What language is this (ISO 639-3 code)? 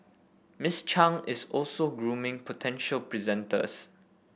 eng